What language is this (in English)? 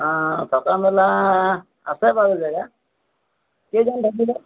Assamese